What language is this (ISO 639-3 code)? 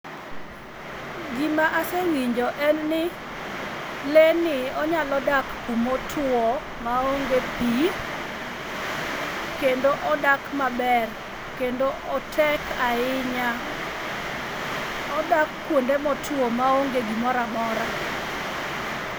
luo